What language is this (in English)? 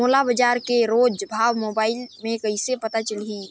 Chhattisgarhi